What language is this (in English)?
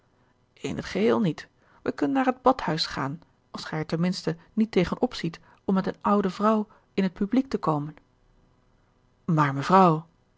Dutch